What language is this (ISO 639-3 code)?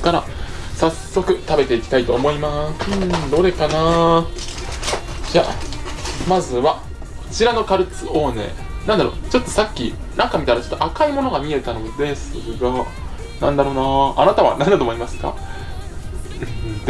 jpn